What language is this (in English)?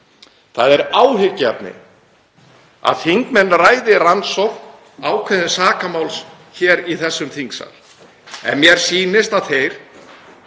Icelandic